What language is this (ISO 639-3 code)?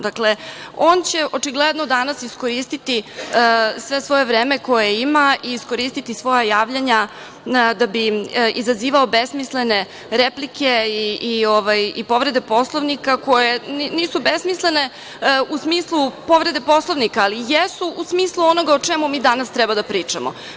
srp